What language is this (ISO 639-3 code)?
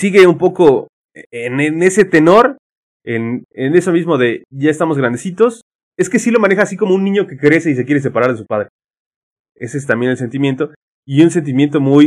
spa